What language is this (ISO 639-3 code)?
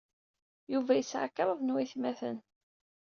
kab